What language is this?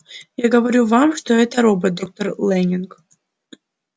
Russian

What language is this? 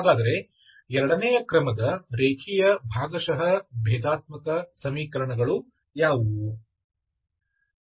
Kannada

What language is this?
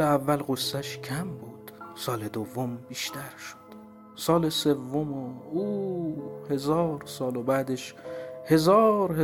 Persian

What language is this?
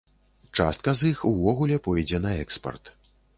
Belarusian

